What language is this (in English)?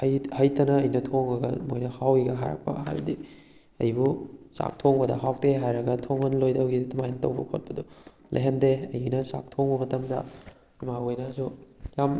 Manipuri